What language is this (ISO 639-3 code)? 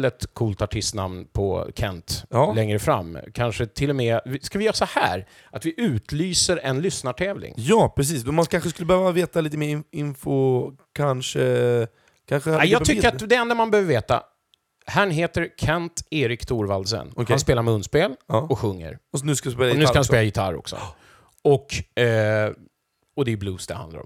swe